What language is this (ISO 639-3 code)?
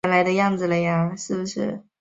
zho